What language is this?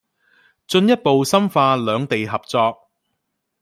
Cantonese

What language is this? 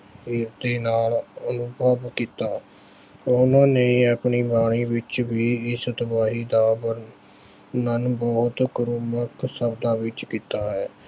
Punjabi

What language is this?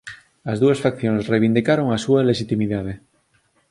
Galician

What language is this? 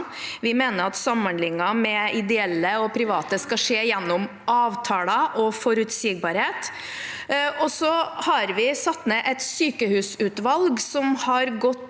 Norwegian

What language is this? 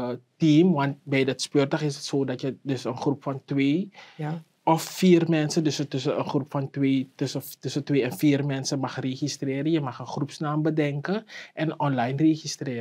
Dutch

